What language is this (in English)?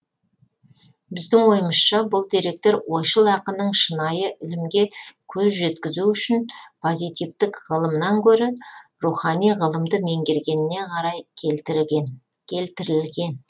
Kazakh